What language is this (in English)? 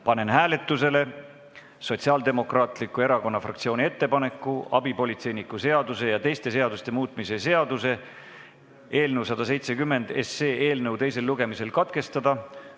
Estonian